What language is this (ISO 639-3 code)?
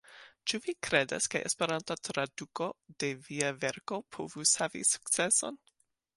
epo